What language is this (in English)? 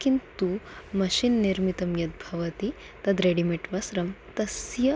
Sanskrit